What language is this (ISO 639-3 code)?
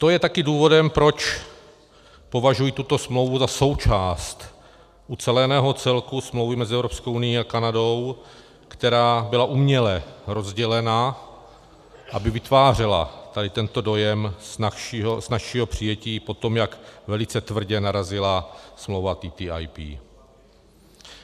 ces